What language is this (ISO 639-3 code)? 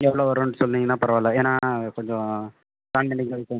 tam